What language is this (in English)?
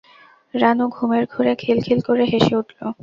Bangla